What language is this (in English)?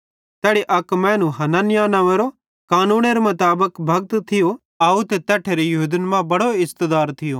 Bhadrawahi